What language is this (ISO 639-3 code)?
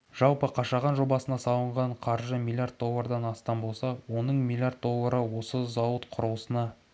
kaz